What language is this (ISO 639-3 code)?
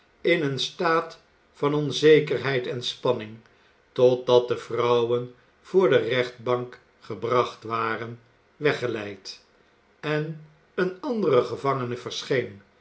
nld